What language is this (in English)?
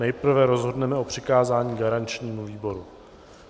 Czech